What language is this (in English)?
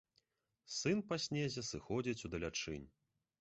Belarusian